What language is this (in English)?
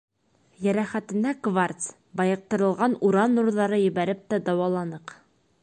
Bashkir